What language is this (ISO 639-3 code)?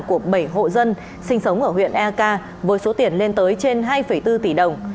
vie